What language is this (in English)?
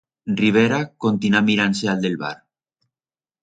Aragonese